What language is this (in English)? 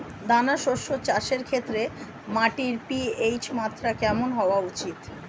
Bangla